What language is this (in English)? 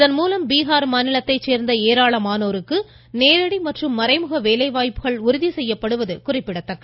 Tamil